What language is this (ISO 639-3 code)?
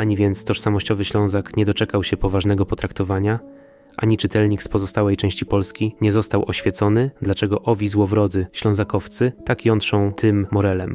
pol